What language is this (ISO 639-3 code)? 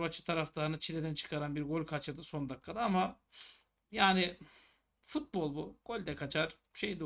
tur